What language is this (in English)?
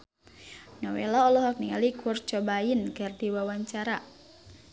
Sundanese